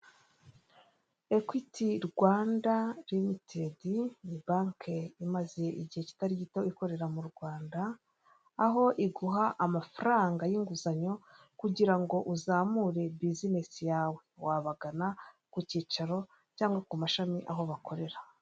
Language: Kinyarwanda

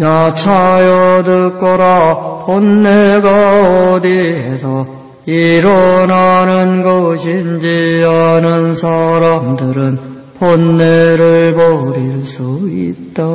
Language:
Korean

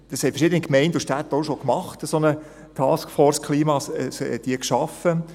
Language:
Swiss German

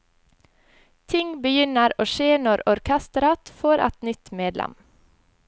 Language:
Norwegian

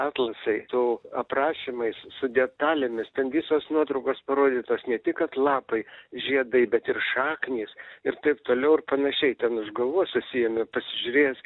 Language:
Lithuanian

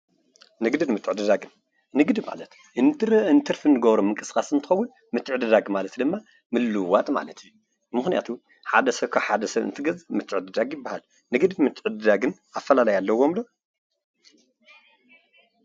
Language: Tigrinya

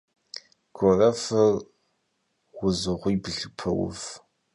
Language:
Kabardian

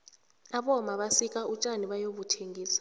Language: South Ndebele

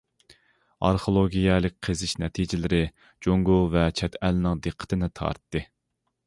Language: Uyghur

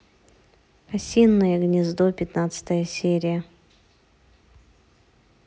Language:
Russian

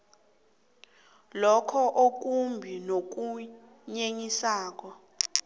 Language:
South Ndebele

